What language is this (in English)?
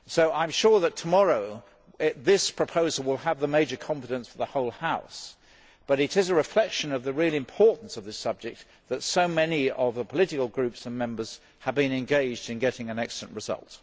English